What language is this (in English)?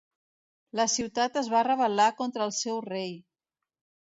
Catalan